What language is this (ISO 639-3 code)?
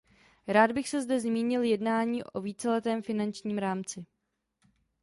ces